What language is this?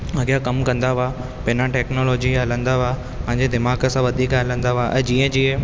Sindhi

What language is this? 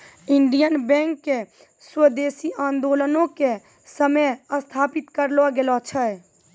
Maithili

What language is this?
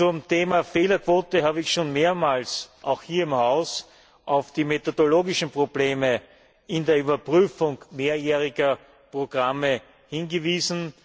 German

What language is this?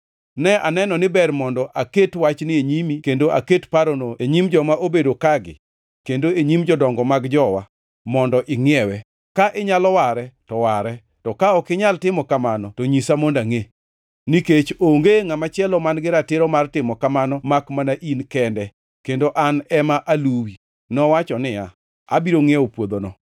Luo (Kenya and Tanzania)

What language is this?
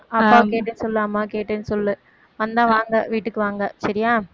Tamil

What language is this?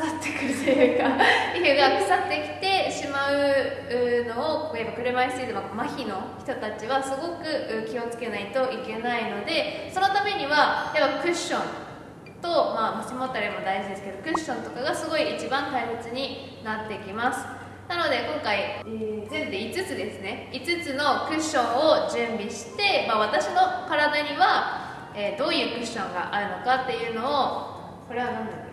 Japanese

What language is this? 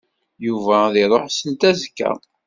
Kabyle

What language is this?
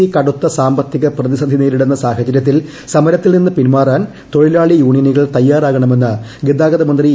Malayalam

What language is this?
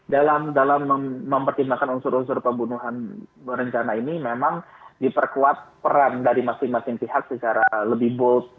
Indonesian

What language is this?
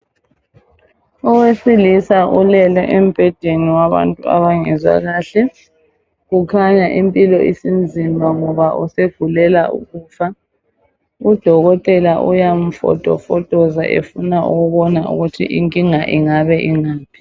North Ndebele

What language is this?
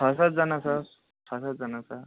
Nepali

